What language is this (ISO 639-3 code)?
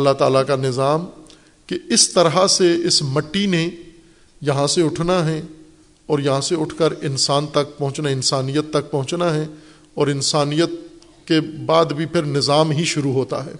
urd